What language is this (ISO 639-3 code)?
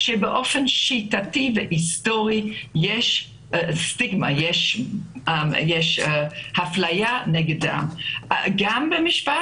heb